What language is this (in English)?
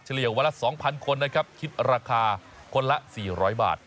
Thai